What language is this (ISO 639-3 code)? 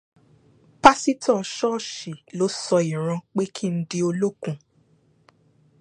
yor